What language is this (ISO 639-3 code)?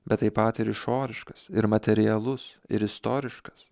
lit